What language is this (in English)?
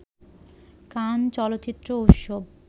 Bangla